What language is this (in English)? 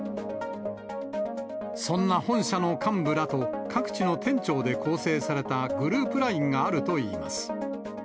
Japanese